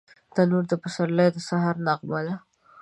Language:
Pashto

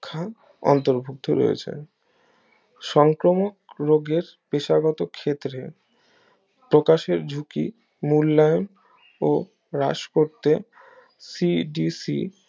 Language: Bangla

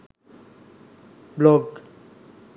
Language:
Sinhala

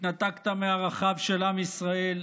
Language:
Hebrew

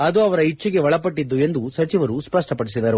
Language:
Kannada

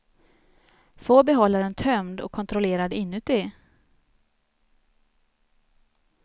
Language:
Swedish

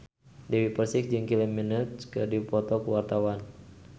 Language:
Sundanese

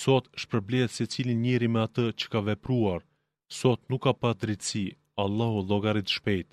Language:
Greek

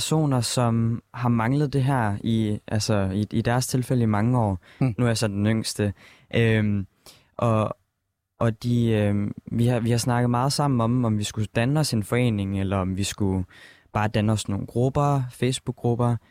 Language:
Danish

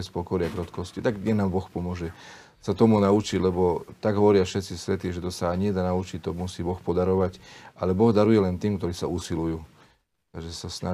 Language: Slovak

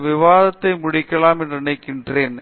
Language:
Tamil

